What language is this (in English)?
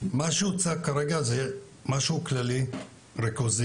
Hebrew